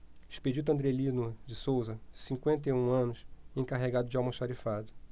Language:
Portuguese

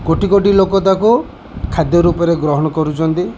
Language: Odia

